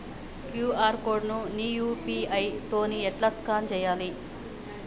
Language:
Telugu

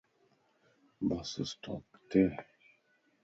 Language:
Lasi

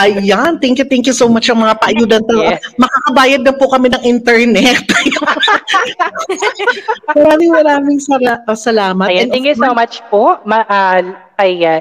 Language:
Filipino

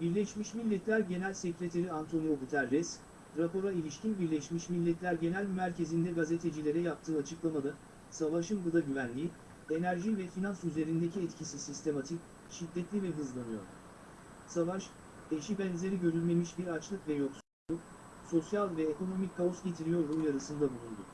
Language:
Turkish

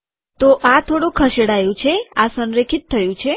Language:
Gujarati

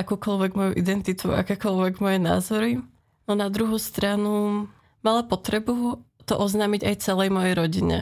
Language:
Slovak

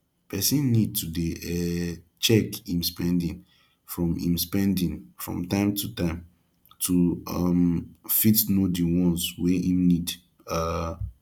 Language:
Nigerian Pidgin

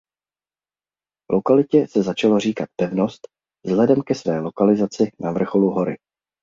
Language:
Czech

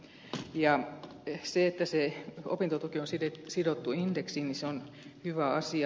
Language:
Finnish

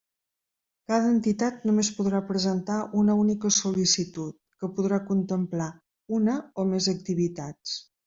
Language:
Catalan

